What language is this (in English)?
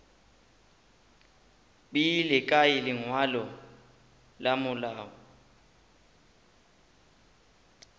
Northern Sotho